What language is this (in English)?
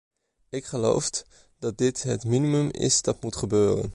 Dutch